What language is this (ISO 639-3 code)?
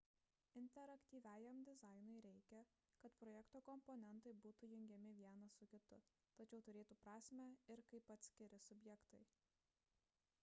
lit